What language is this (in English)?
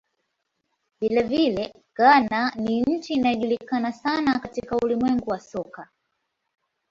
Swahili